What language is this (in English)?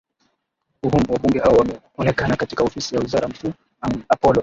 Swahili